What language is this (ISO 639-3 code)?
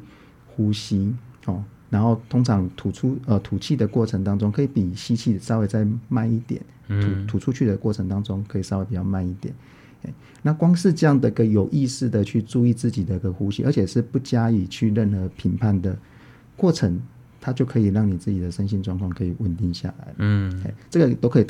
zho